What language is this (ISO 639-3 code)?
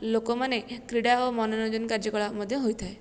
ori